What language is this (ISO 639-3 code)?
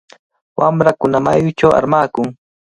qvl